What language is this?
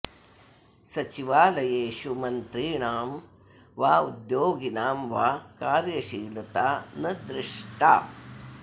Sanskrit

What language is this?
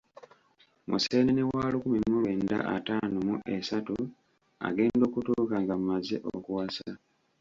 Ganda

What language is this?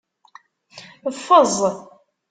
Kabyle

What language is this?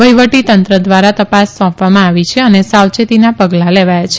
Gujarati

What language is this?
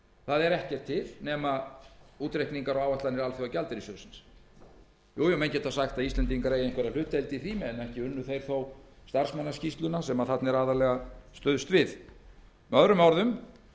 Icelandic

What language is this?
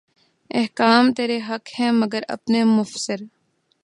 Urdu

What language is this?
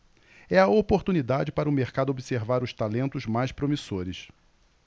Portuguese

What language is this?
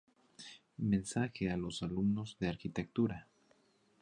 Spanish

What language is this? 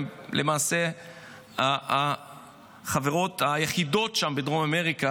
Hebrew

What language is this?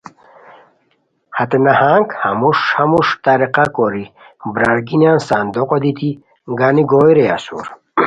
Khowar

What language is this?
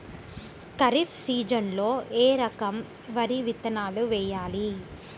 Telugu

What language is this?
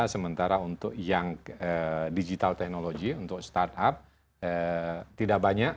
Indonesian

